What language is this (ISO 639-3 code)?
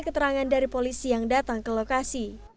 ind